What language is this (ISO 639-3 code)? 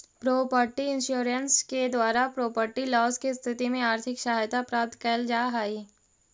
mag